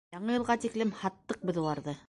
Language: Bashkir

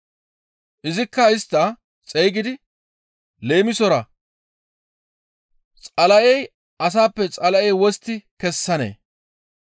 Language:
Gamo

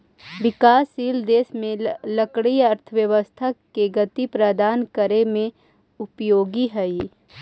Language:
Magahi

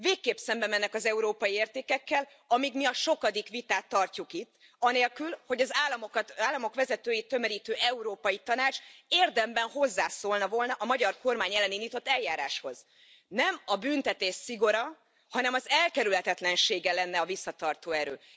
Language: Hungarian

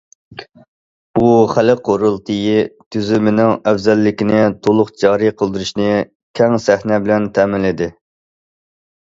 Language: Uyghur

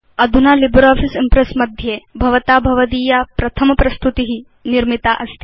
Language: Sanskrit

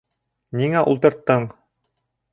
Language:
Bashkir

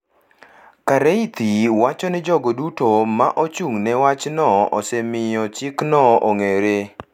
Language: Luo (Kenya and Tanzania)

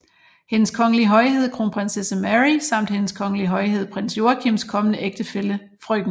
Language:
Danish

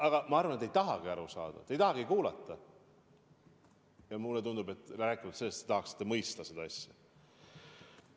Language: Estonian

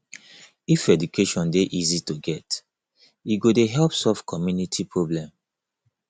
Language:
Nigerian Pidgin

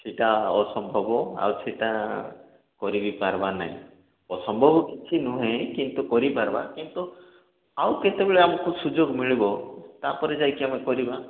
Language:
Odia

